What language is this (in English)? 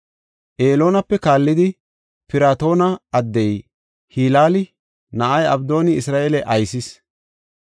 Gofa